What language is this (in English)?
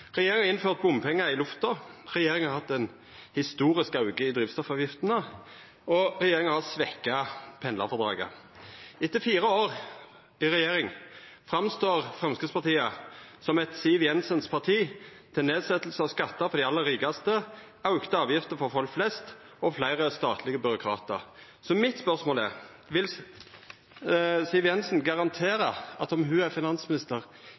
Norwegian Nynorsk